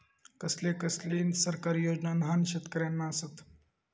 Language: Marathi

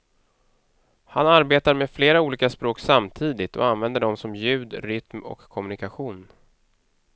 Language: Swedish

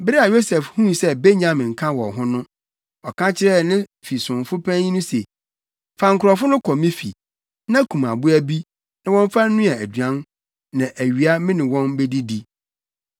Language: Akan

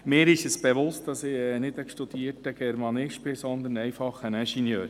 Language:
Swiss German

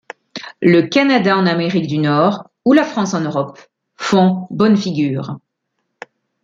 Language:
French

